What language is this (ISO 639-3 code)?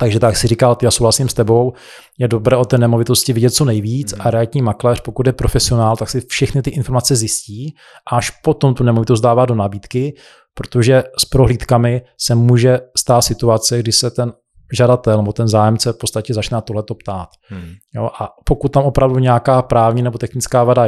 ces